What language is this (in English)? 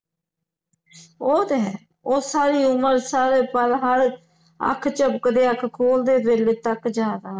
Punjabi